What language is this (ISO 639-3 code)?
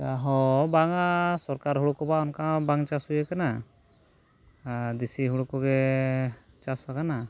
sat